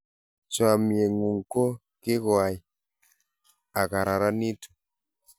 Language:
Kalenjin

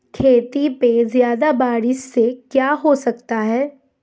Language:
Hindi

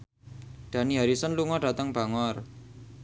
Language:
Javanese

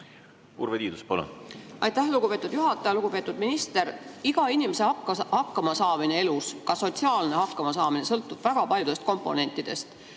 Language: Estonian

